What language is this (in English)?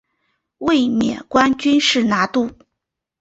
Chinese